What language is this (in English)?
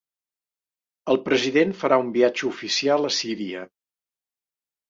Catalan